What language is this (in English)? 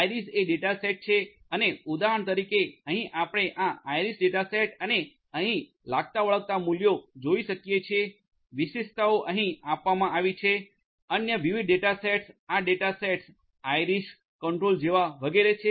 Gujarati